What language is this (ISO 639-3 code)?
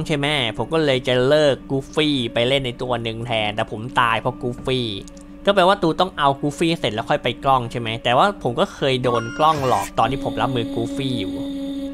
tha